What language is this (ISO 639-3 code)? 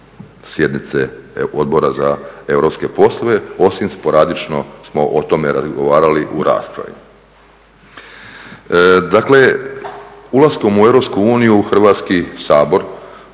hrv